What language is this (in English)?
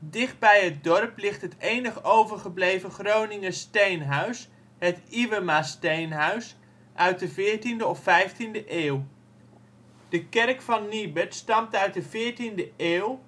Dutch